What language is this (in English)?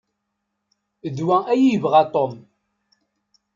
Kabyle